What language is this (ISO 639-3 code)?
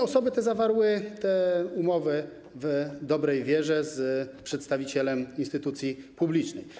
pol